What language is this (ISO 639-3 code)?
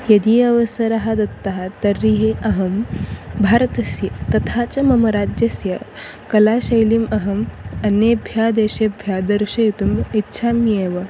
san